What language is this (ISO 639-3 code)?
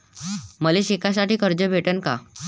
mar